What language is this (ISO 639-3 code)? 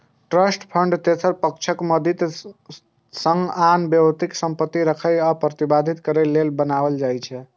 mai